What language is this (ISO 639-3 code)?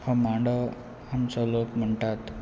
kok